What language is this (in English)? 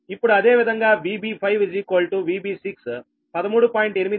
Telugu